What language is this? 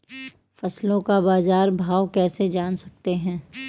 Hindi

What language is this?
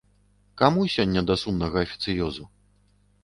Belarusian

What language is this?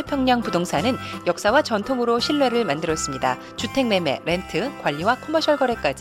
Korean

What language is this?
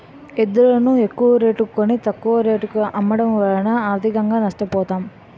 Telugu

